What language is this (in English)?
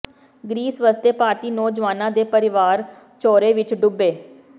Punjabi